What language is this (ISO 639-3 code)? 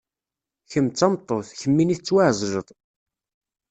kab